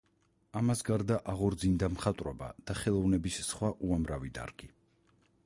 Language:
Georgian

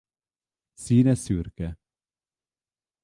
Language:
Hungarian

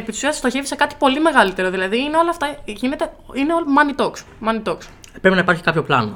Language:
Greek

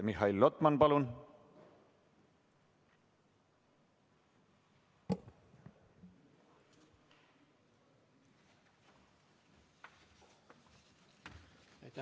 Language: Estonian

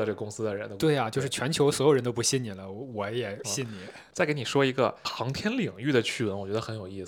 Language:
Chinese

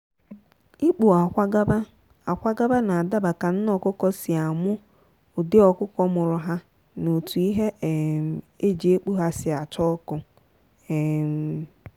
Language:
Igbo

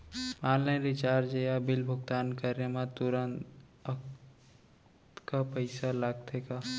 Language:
Chhattisgarhi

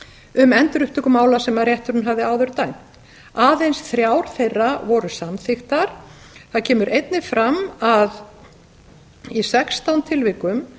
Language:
Icelandic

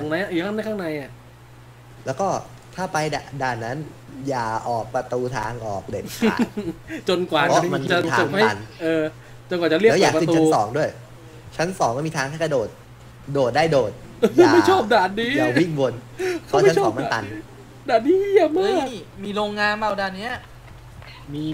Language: Thai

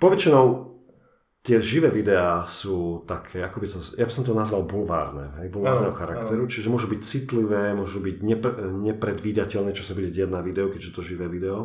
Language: Slovak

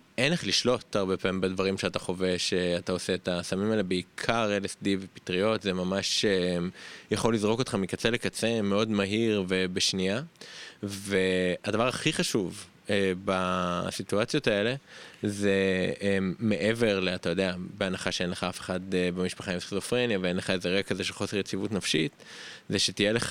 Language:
Hebrew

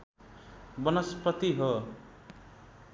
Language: Nepali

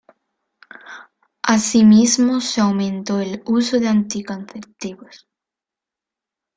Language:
Spanish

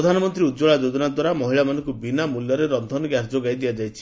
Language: Odia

